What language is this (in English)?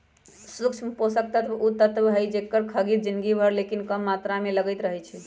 Magahi